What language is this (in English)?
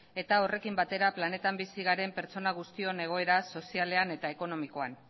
Basque